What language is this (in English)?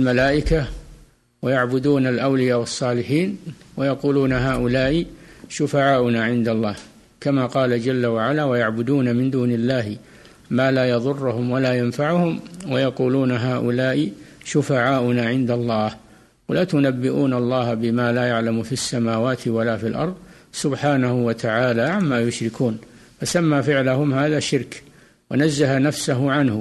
Arabic